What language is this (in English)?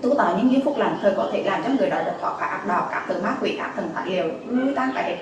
Vietnamese